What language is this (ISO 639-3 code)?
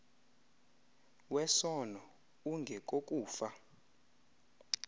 xho